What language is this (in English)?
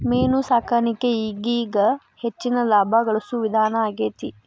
Kannada